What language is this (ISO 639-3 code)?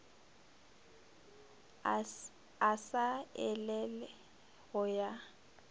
nso